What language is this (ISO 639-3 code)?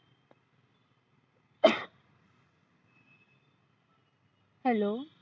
mar